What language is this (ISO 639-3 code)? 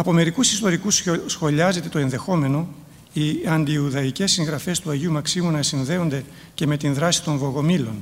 ell